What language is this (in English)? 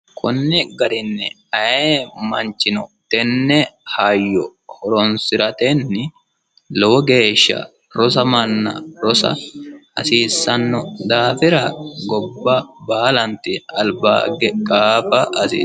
Sidamo